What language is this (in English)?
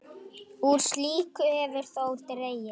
Icelandic